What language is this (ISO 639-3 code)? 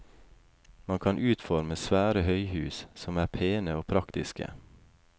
nor